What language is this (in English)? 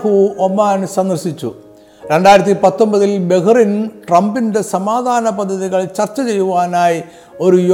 Malayalam